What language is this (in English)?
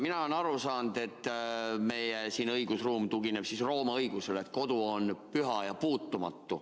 Estonian